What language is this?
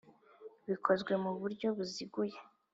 Kinyarwanda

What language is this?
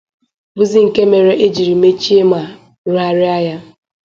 Igbo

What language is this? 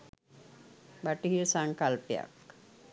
Sinhala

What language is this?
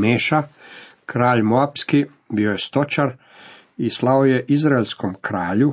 Croatian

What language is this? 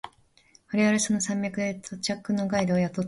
Japanese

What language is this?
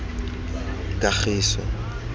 Tswana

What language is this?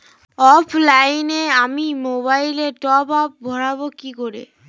Bangla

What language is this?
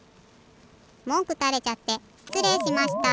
Japanese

